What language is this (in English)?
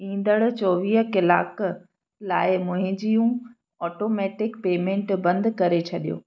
Sindhi